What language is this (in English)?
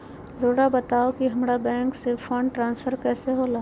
Magahi